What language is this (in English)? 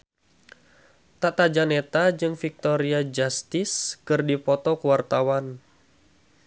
Sundanese